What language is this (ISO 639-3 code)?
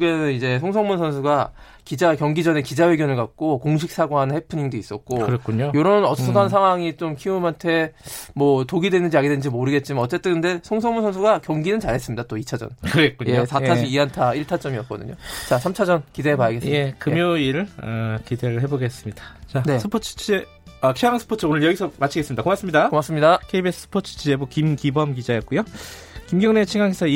kor